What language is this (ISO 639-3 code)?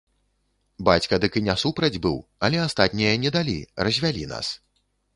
bel